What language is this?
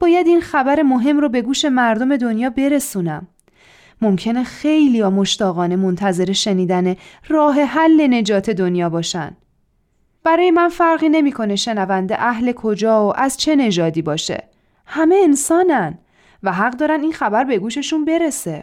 Persian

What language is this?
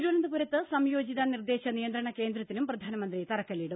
Malayalam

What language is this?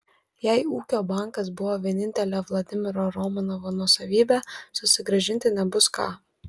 Lithuanian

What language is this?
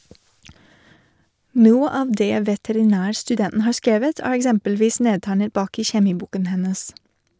Norwegian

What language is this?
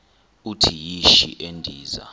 Xhosa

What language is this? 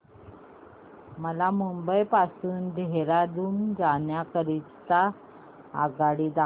Marathi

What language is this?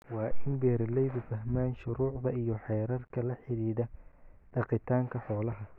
Somali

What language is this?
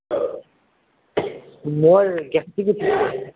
Assamese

